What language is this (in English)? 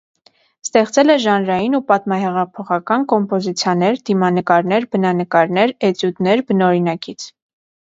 Armenian